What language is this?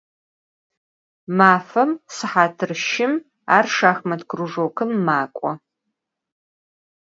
Adyghe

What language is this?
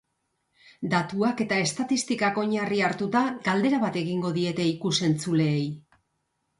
Basque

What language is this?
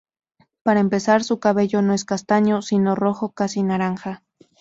Spanish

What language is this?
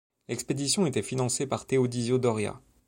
French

